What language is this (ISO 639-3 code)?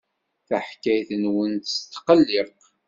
kab